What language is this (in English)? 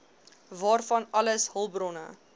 Afrikaans